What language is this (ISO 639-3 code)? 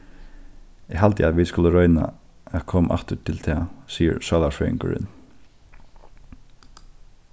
fao